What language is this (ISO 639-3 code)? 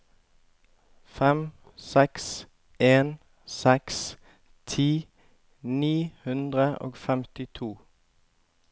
nor